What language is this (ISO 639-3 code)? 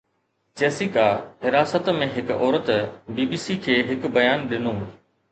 snd